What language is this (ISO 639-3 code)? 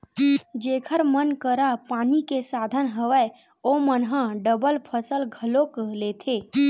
hne